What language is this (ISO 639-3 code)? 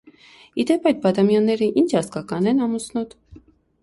hye